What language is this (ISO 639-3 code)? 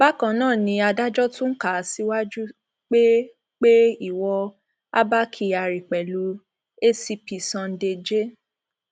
yor